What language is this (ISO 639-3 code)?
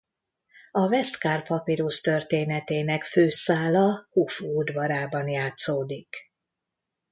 hun